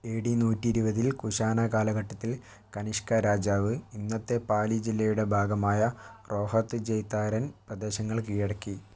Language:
Malayalam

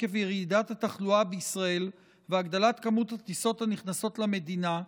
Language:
Hebrew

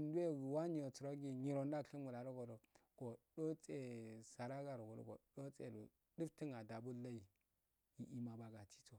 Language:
Afade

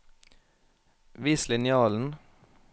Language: Norwegian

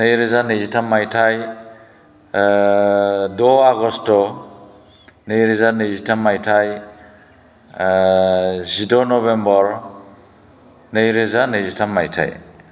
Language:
Bodo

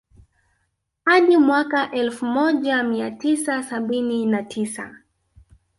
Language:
Swahili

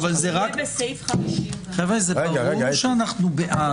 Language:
Hebrew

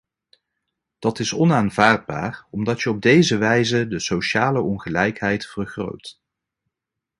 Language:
Dutch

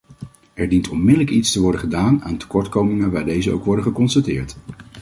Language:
Dutch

